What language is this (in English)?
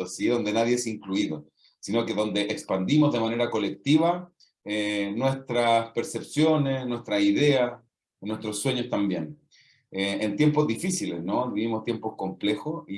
Spanish